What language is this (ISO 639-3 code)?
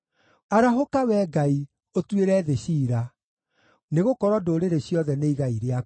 kik